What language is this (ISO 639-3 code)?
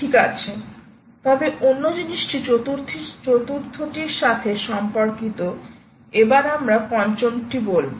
ben